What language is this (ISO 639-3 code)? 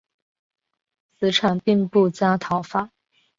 zho